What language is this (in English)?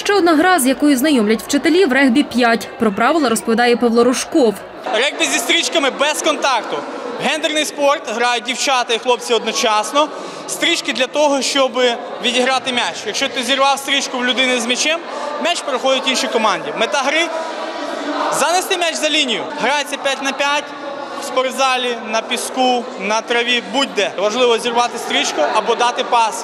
Ukrainian